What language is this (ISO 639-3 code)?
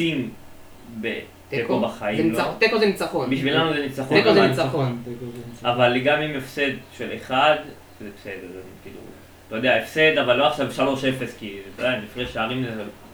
heb